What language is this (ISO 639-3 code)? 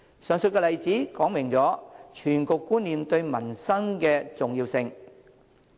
yue